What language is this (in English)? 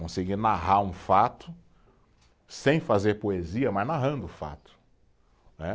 Portuguese